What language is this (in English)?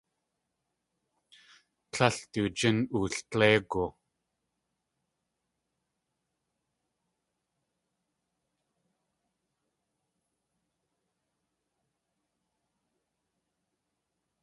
Tlingit